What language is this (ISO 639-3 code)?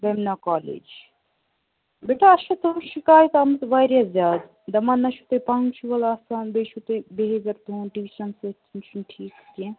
kas